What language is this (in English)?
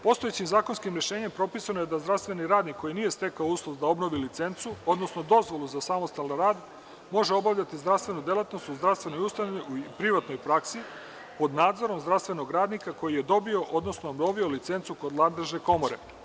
Serbian